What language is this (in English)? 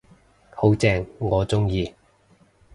Cantonese